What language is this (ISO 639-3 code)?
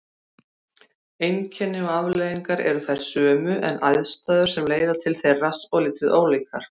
isl